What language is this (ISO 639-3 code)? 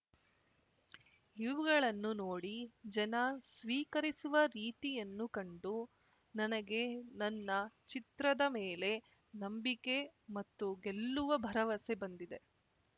kan